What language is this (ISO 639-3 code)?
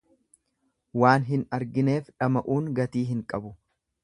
orm